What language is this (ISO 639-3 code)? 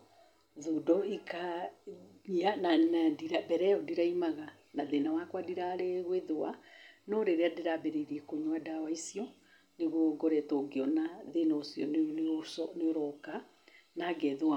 kik